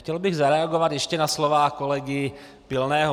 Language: Czech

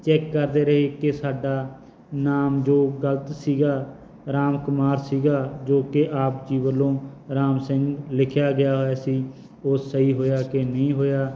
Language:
Punjabi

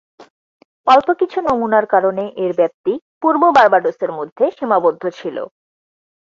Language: Bangla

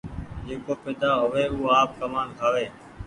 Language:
Goaria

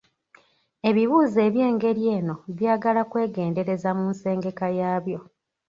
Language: Ganda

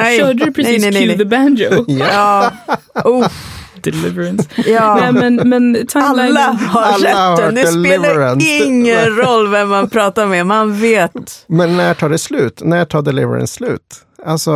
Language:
Swedish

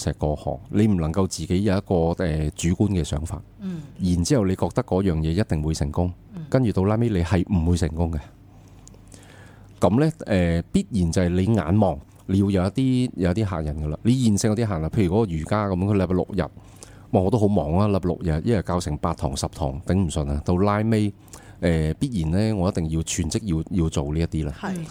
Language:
Chinese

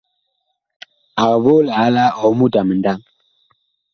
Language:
Bakoko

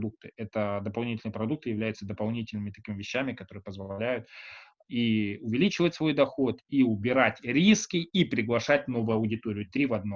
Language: Russian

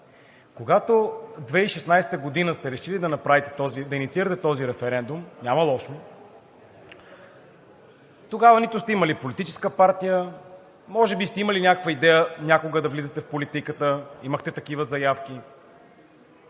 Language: Bulgarian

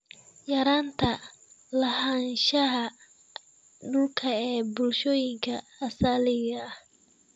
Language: Somali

